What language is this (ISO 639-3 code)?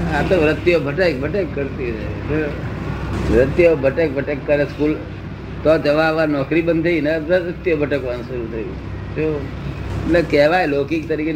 guj